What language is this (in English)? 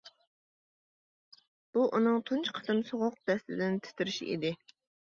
Uyghur